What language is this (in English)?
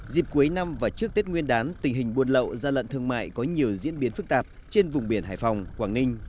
Vietnamese